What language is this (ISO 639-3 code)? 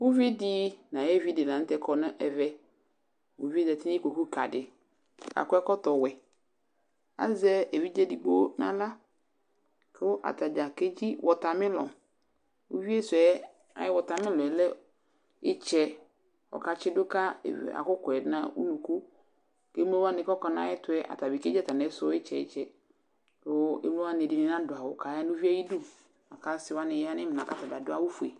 kpo